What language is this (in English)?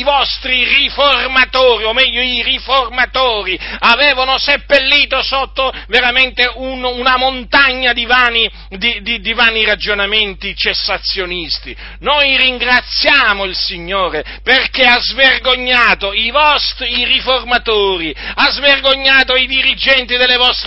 Italian